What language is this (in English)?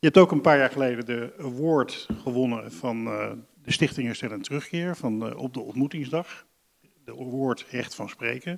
Dutch